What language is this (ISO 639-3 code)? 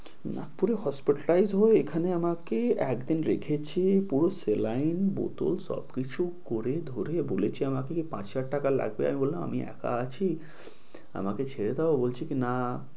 ben